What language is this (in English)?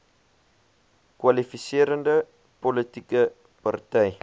Afrikaans